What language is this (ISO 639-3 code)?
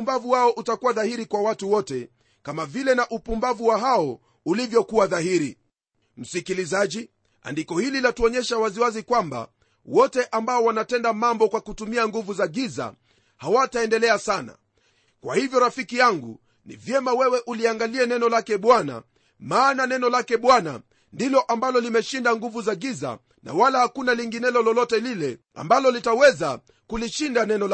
swa